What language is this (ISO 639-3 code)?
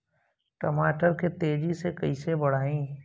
bho